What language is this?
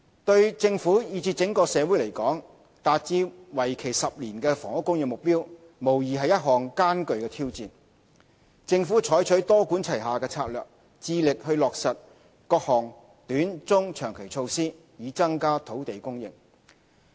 Cantonese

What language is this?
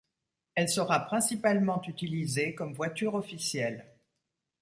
French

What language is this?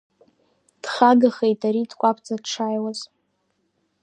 Abkhazian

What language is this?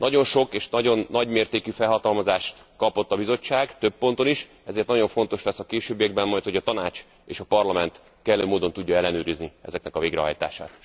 Hungarian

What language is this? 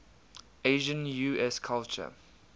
English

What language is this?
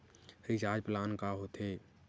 Chhattisgarhi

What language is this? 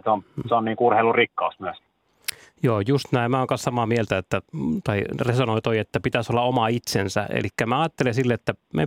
Finnish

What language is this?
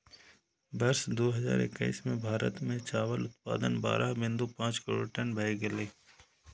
Maithili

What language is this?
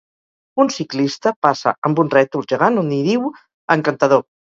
Catalan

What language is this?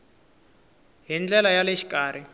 Tsonga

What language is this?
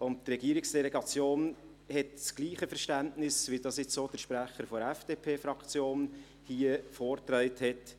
Swiss German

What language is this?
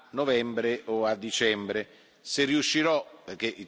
Italian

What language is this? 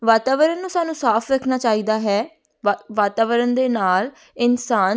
Punjabi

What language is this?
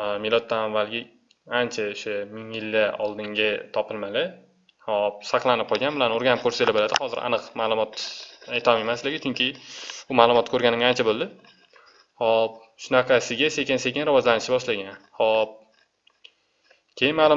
Turkish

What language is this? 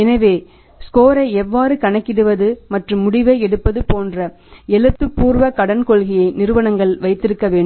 Tamil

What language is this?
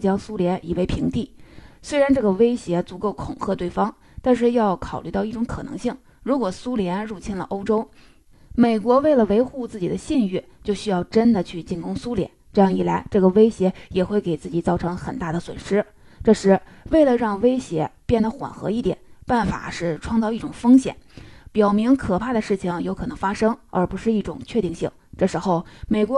Chinese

